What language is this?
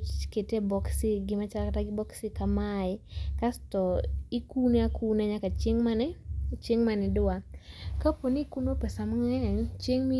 Luo (Kenya and Tanzania)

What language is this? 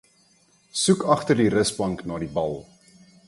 Afrikaans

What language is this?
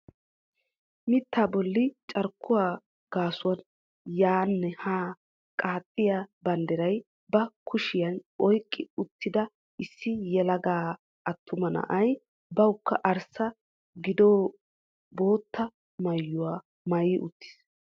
Wolaytta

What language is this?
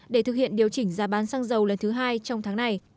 Vietnamese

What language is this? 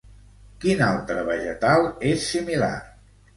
Catalan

